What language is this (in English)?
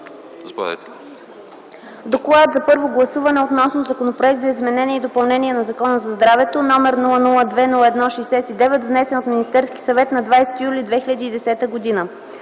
Bulgarian